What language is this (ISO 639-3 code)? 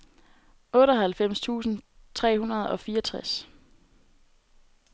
dan